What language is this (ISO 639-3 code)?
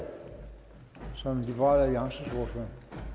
dan